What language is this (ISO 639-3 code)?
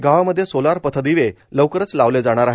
mar